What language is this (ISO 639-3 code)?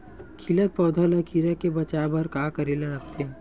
hne